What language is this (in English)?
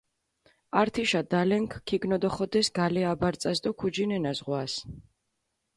Mingrelian